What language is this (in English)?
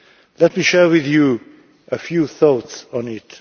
English